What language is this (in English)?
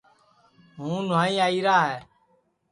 Sansi